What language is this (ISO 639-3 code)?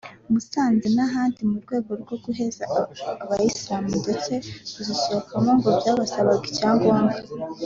kin